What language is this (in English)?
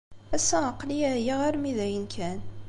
Kabyle